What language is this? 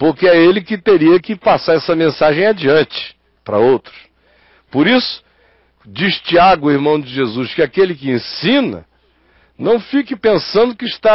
Portuguese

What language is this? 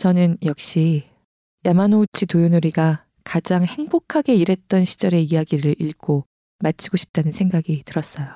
Korean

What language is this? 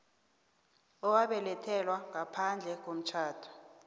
South Ndebele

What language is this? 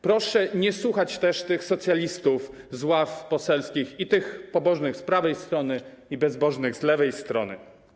Polish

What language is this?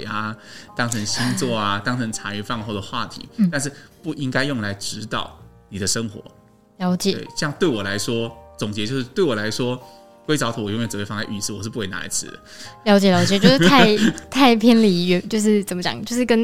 Chinese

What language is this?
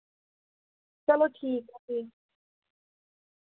Dogri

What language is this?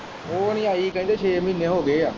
Punjabi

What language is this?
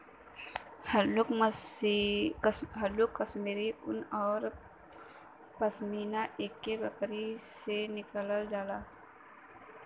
Bhojpuri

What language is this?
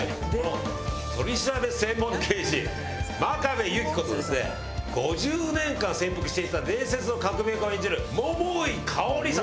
Japanese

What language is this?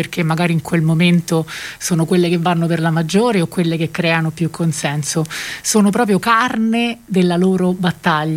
Italian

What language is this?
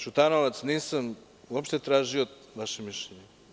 Serbian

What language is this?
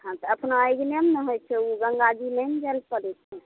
Maithili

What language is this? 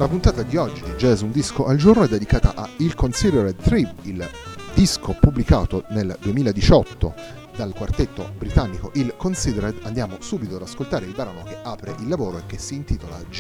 Italian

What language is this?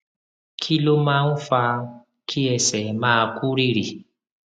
Yoruba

